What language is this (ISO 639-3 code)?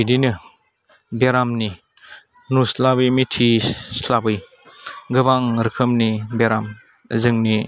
brx